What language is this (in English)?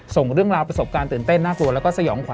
Thai